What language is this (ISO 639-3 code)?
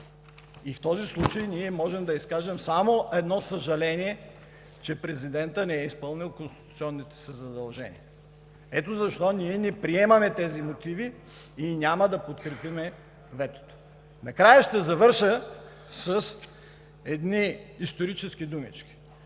bul